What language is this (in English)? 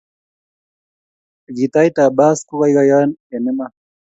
Kalenjin